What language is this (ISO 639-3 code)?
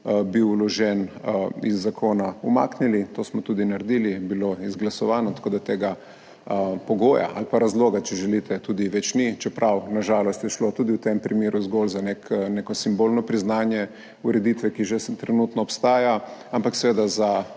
slv